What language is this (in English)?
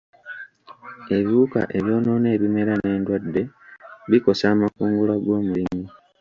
Ganda